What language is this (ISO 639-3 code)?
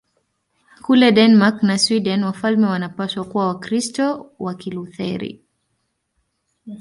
swa